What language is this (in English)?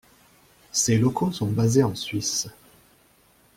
French